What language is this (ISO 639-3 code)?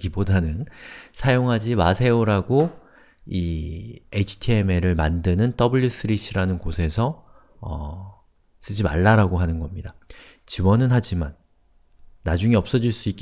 kor